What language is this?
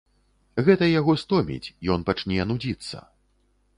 Belarusian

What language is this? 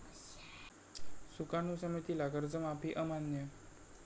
Marathi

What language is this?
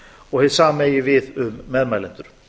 Icelandic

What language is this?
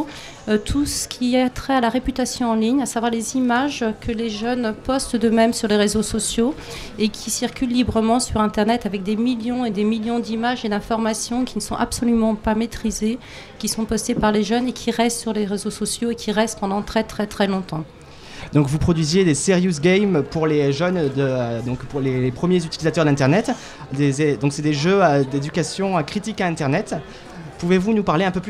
French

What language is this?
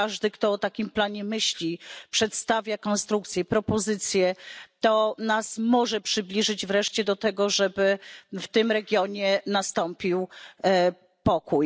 Polish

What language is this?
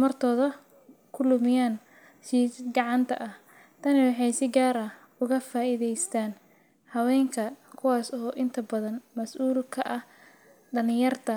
Somali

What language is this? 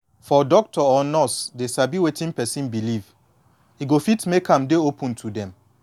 Nigerian Pidgin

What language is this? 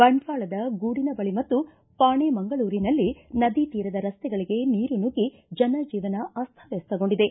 Kannada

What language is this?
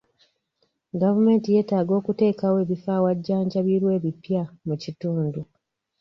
Ganda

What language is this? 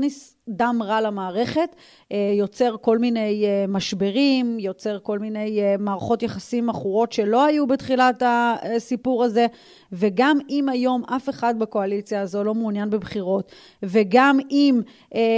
Hebrew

